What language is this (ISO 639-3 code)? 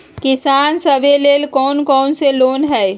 mag